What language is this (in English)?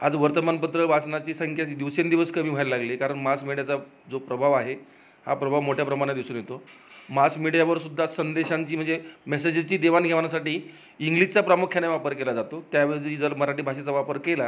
Marathi